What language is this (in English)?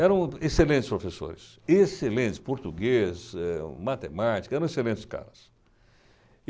Portuguese